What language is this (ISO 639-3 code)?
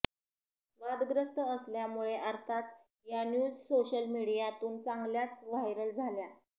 mar